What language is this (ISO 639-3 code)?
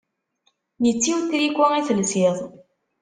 kab